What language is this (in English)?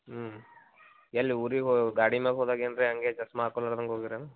Kannada